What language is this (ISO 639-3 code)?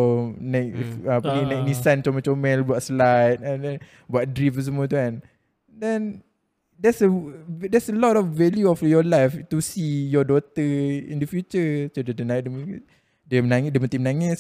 msa